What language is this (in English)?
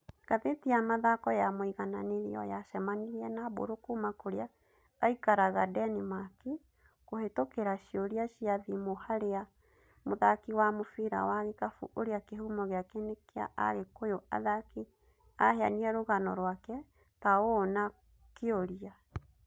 Kikuyu